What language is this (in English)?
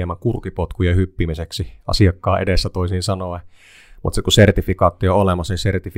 Finnish